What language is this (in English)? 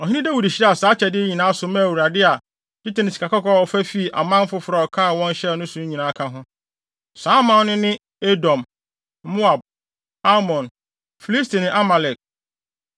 Akan